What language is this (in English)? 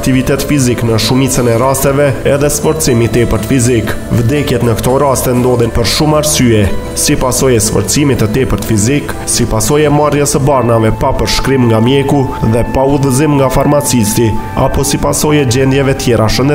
Romanian